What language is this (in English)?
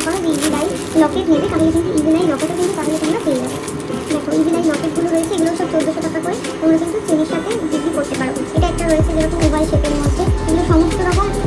Romanian